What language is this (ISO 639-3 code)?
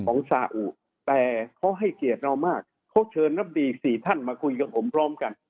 tha